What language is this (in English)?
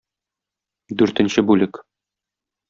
Tatar